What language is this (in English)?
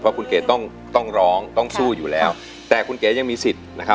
Thai